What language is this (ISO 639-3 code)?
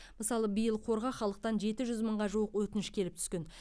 kaz